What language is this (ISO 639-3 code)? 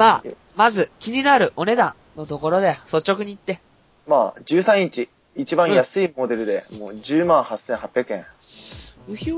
jpn